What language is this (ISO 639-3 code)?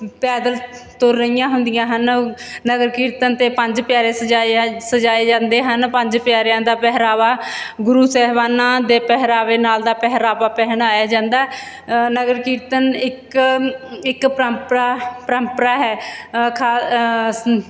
pan